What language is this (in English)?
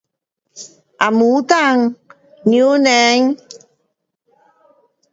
Pu-Xian Chinese